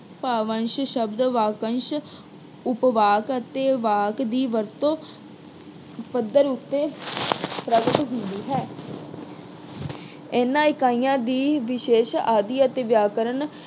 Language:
Punjabi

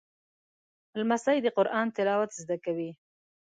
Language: Pashto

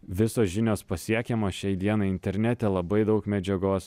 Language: Lithuanian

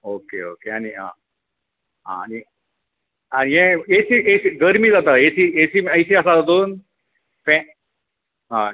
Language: Konkani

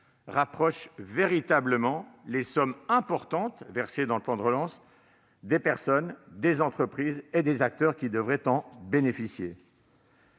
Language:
French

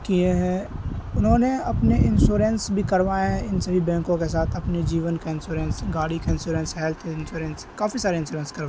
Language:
Urdu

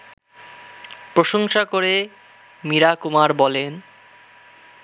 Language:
Bangla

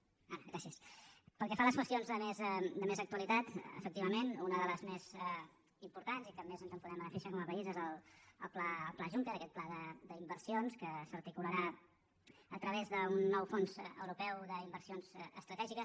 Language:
Catalan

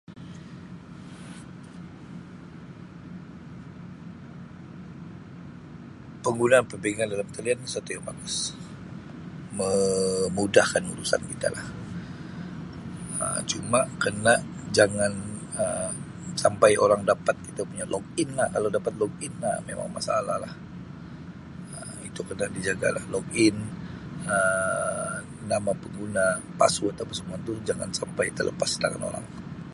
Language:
Sabah Malay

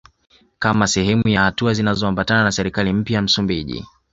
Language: Swahili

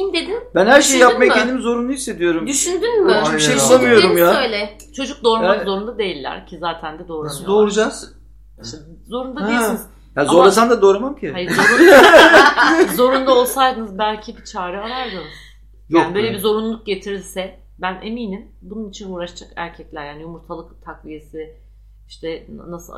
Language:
Turkish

